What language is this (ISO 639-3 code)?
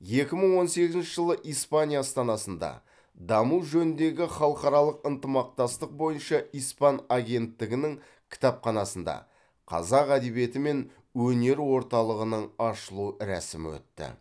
kaz